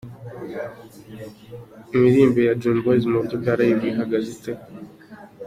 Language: Kinyarwanda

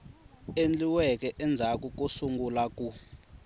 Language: Tsonga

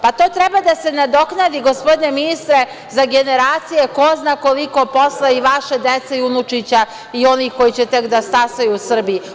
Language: Serbian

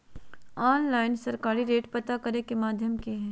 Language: Magahi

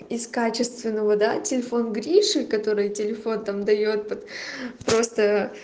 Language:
Russian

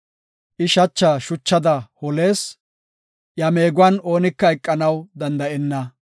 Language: Gofa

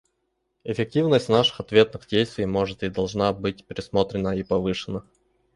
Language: Russian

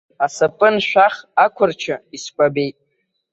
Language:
Abkhazian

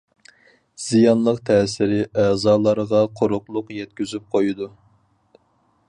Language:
Uyghur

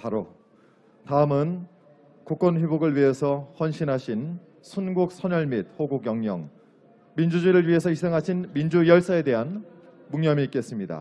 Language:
Korean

